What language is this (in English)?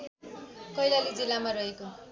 Nepali